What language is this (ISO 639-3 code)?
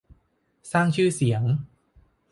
tha